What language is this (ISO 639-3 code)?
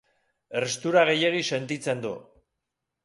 eus